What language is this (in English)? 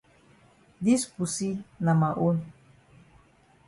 Cameroon Pidgin